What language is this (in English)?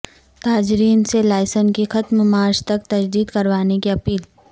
Urdu